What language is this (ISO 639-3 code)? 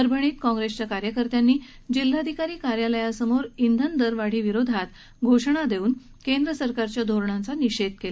mar